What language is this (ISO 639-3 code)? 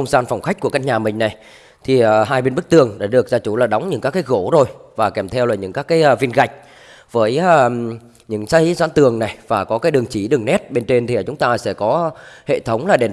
vie